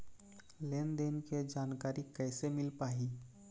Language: Chhattisgarhi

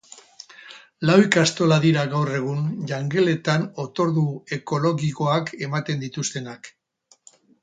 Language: Basque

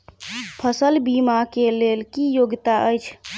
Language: Maithili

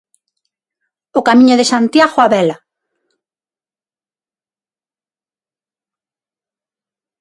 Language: Galician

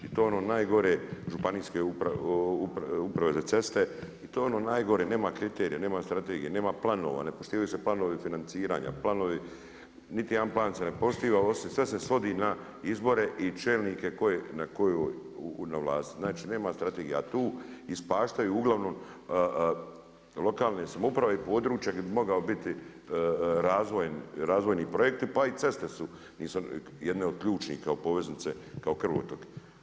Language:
Croatian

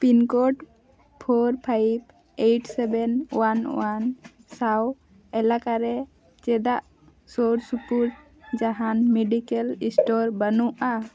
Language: Santali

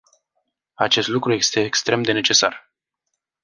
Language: Romanian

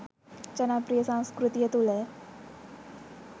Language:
Sinhala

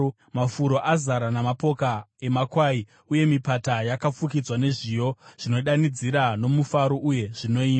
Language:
Shona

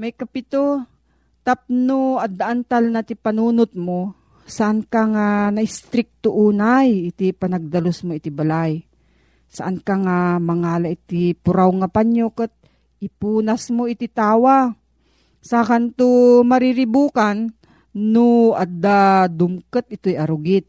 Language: Filipino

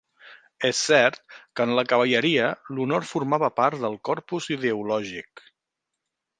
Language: Catalan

